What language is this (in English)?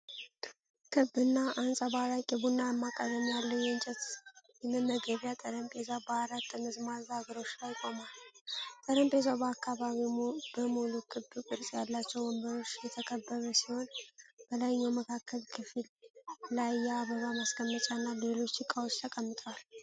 Amharic